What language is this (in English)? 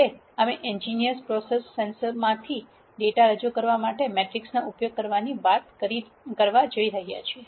Gujarati